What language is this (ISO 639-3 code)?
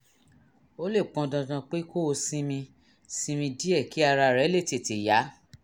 yor